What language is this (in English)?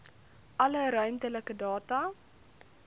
Afrikaans